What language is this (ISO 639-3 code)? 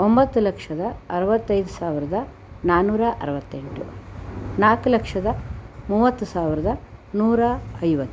kan